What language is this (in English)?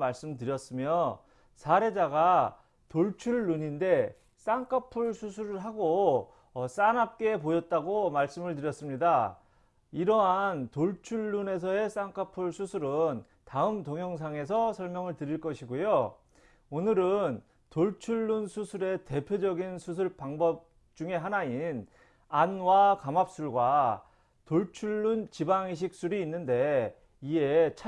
Korean